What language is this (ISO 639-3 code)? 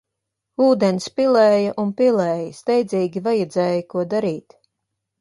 lav